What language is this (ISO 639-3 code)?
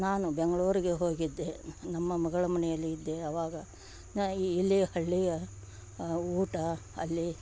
kan